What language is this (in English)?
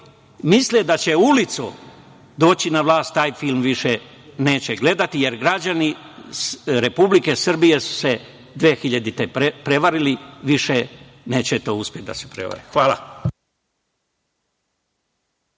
Serbian